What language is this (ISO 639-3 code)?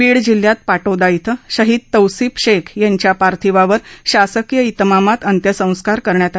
mar